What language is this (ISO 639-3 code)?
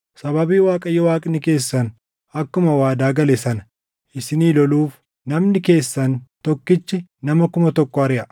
orm